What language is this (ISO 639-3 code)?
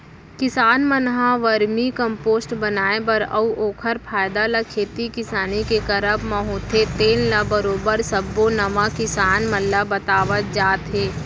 hne